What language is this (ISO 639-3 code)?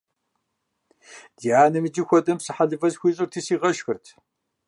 kbd